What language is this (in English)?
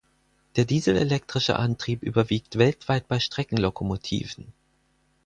German